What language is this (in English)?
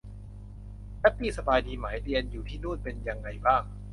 Thai